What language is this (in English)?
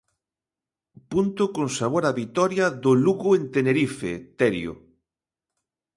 Galician